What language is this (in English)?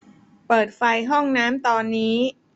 Thai